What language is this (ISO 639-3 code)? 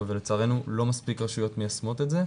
heb